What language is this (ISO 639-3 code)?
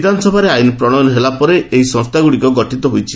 ori